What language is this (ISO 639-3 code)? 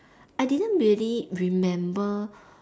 eng